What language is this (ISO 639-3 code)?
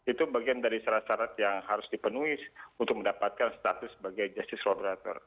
ind